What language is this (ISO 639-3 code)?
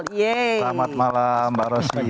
ind